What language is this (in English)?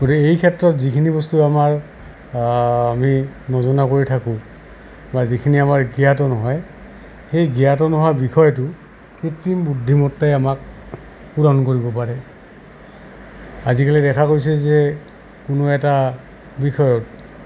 Assamese